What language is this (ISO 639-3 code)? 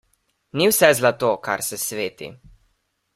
slv